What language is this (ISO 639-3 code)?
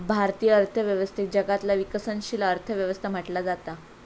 mar